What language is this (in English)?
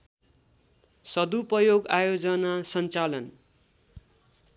Nepali